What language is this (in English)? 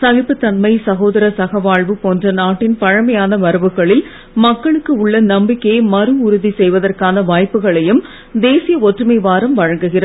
Tamil